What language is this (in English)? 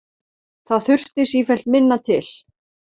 Icelandic